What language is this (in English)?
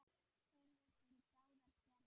Icelandic